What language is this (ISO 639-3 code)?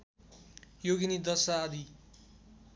nep